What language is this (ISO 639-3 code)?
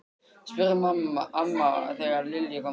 isl